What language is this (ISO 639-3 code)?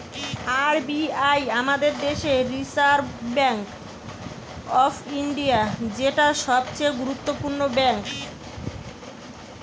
ben